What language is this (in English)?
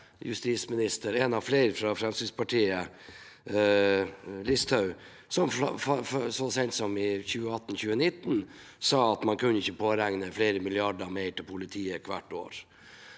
Norwegian